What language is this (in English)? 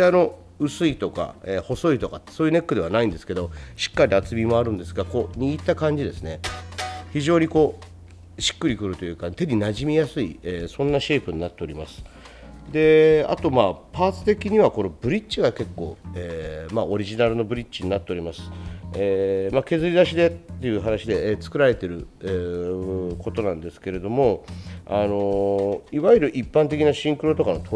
Japanese